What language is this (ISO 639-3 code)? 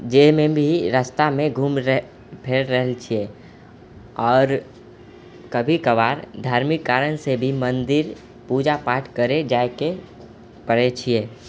mai